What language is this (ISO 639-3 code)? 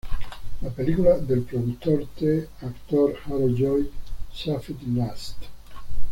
spa